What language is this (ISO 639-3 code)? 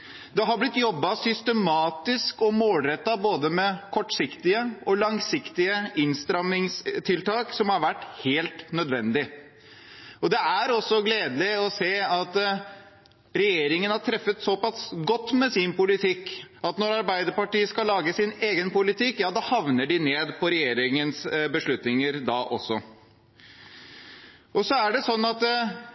nob